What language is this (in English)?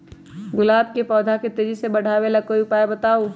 Magahi